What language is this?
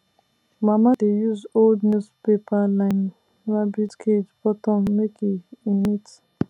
Nigerian Pidgin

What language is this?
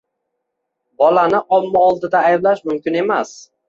Uzbek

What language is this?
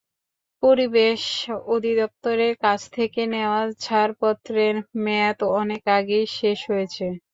Bangla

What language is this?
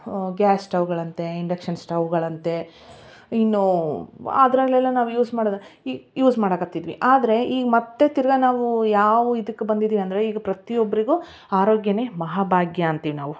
Kannada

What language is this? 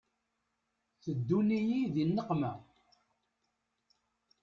Kabyle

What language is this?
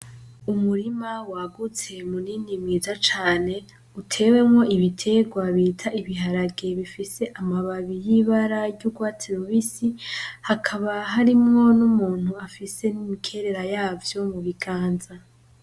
Rundi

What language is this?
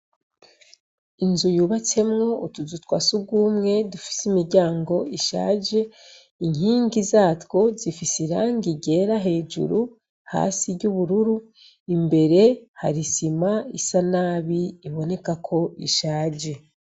Rundi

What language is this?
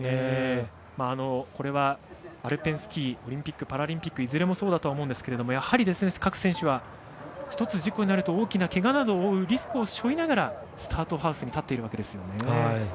Japanese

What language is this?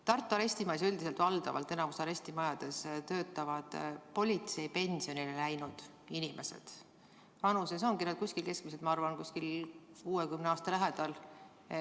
Estonian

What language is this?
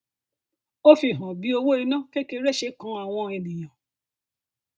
Yoruba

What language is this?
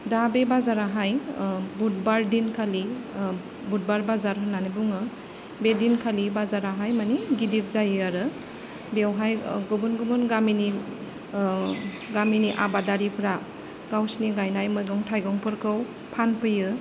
Bodo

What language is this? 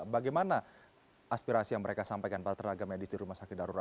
Indonesian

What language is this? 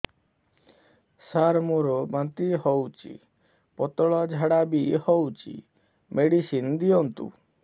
Odia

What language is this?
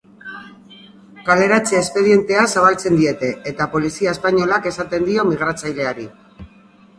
Basque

